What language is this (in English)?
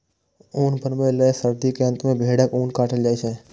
Maithili